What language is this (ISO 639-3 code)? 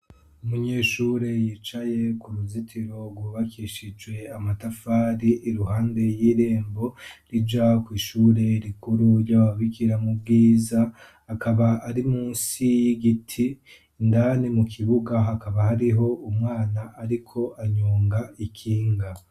run